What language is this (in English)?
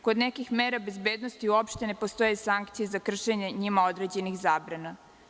Serbian